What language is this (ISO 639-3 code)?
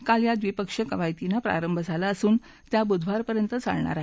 mar